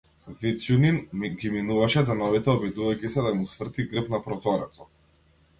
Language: Macedonian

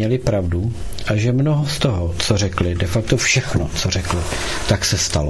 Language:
Czech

